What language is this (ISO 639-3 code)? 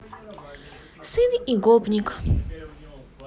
rus